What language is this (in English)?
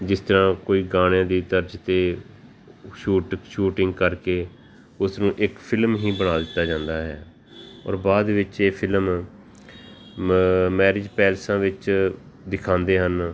Punjabi